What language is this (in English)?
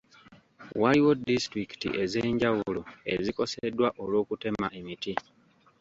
Ganda